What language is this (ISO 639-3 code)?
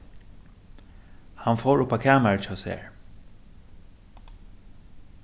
fao